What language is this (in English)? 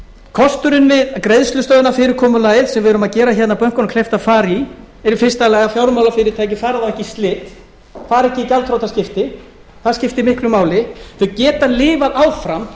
Icelandic